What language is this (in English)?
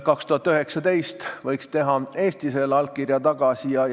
Estonian